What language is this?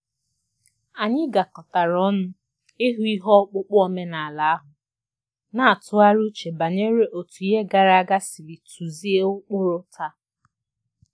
Igbo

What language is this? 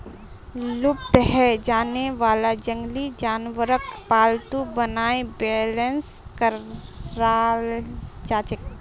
Magahi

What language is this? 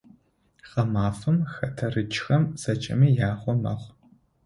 Adyghe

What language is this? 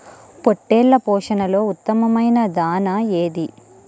Telugu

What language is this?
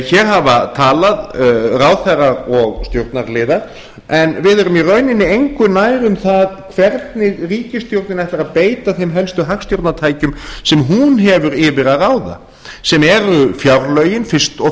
Icelandic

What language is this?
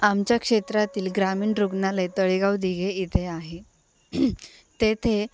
Marathi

